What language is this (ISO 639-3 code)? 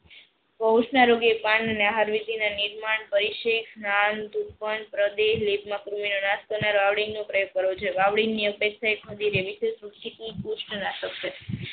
guj